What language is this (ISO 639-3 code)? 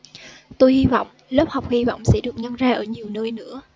vie